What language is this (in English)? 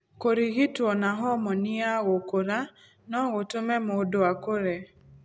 Kikuyu